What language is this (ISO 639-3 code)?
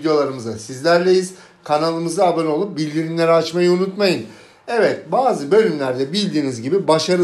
tur